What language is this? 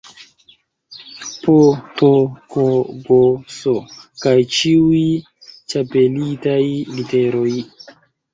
Esperanto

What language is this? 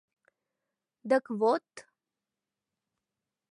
Mari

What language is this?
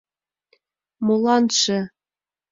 Mari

